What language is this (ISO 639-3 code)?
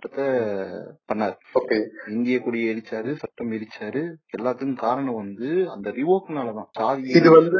tam